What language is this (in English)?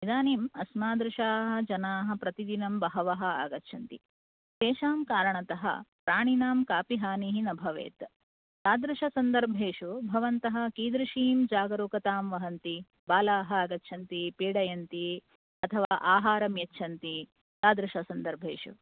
Sanskrit